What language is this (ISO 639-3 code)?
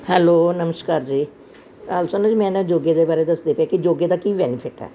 pan